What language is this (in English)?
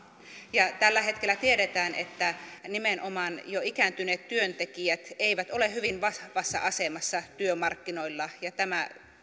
Finnish